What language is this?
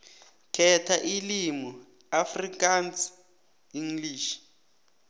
South Ndebele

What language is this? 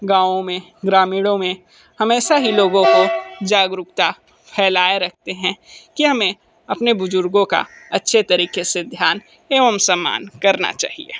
Hindi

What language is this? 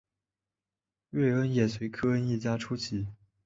Chinese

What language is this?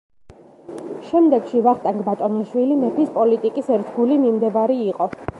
Georgian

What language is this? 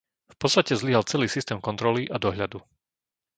Slovak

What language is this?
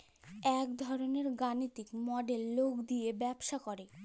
Bangla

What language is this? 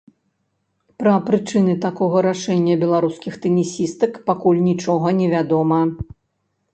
Belarusian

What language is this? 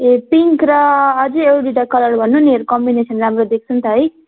Nepali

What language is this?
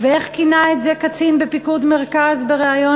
Hebrew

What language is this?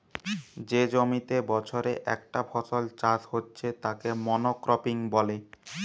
Bangla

